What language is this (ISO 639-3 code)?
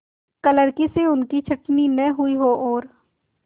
hin